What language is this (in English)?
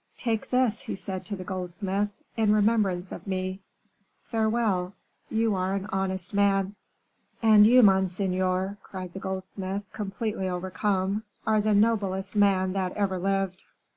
English